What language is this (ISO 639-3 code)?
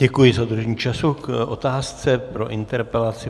ces